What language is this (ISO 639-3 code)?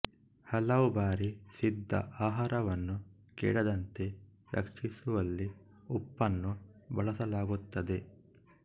kan